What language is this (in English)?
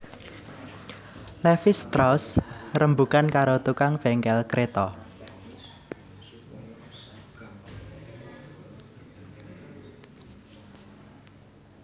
Javanese